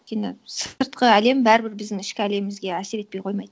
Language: Kazakh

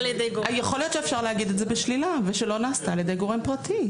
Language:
Hebrew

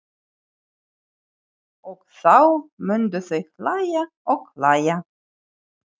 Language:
Icelandic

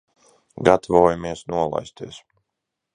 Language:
Latvian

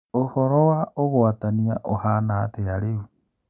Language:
Kikuyu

